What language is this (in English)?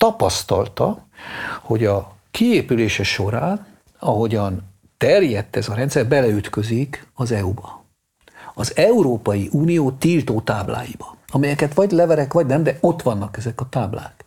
Hungarian